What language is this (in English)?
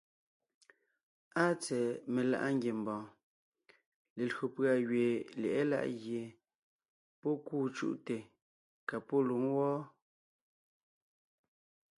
Ngiemboon